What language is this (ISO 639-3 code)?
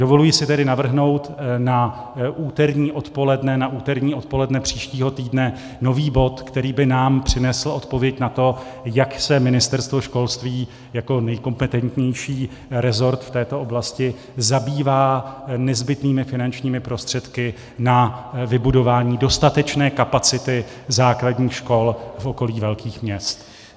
ces